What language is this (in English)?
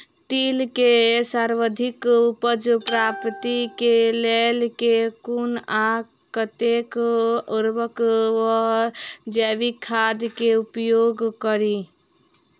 Maithili